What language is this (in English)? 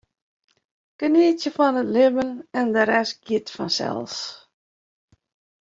Western Frisian